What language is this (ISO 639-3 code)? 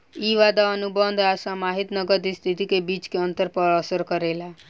bho